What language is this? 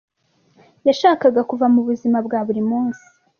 Kinyarwanda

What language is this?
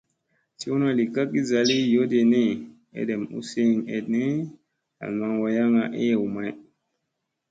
Musey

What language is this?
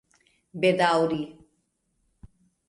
Esperanto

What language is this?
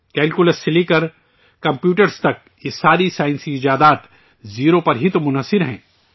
Urdu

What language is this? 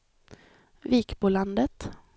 Swedish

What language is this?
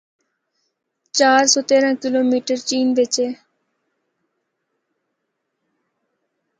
Northern Hindko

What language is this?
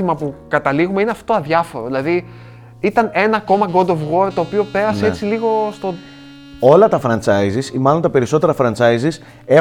Greek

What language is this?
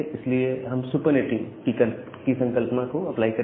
Hindi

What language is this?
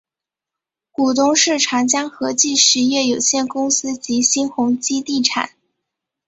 Chinese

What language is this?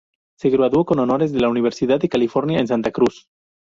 Spanish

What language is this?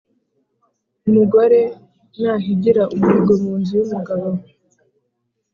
Kinyarwanda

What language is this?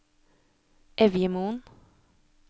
Norwegian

